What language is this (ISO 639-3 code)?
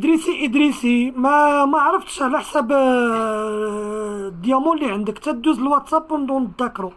ara